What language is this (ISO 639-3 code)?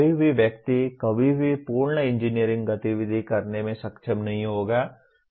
hin